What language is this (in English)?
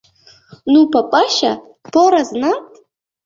Uzbek